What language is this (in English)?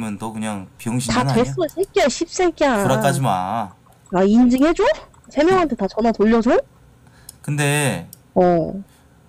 Korean